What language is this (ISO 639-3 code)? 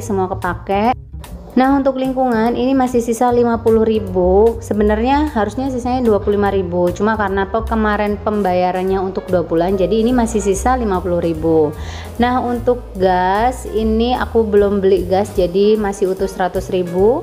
ind